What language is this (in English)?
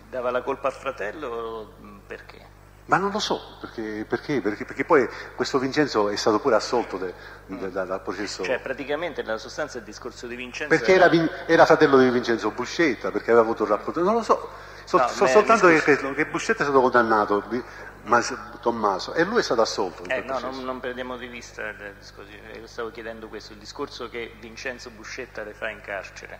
Italian